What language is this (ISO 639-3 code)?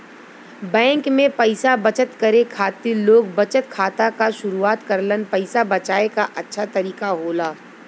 bho